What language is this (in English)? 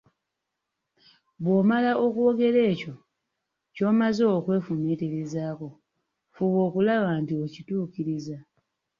Ganda